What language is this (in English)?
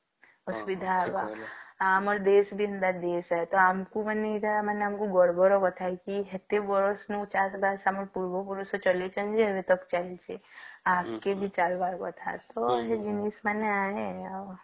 Odia